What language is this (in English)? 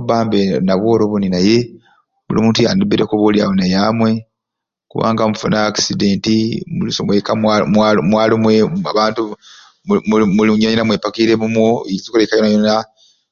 Ruuli